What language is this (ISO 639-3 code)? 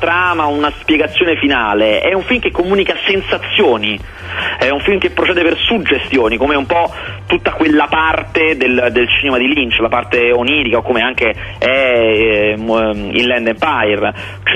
ita